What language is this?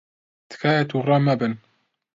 Central Kurdish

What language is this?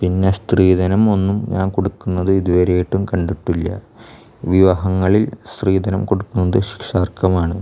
Malayalam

